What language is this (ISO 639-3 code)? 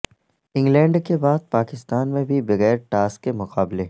urd